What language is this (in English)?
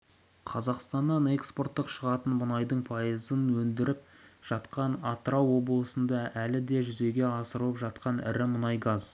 Kazakh